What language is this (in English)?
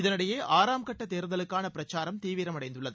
Tamil